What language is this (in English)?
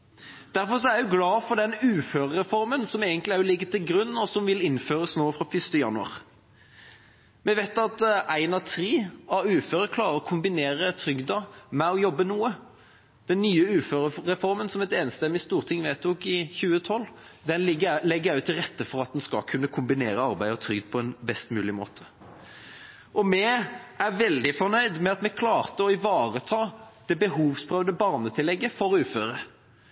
Norwegian Bokmål